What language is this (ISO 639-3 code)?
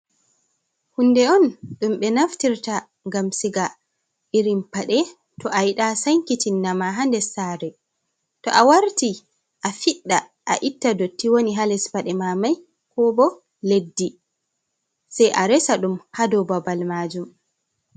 ful